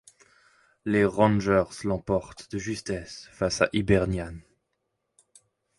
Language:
French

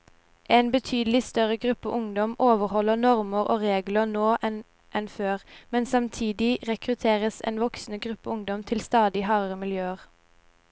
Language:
Norwegian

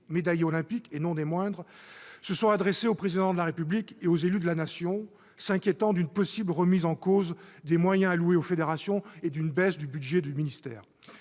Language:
French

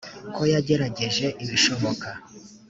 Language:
Kinyarwanda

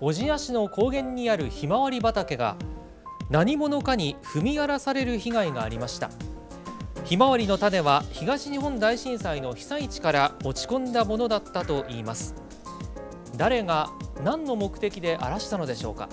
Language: Japanese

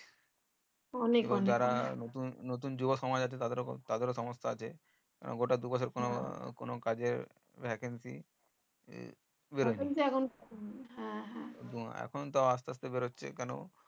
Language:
Bangla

